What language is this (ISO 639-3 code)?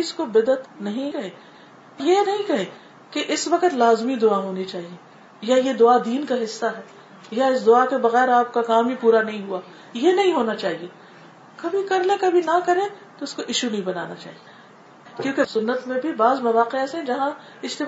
urd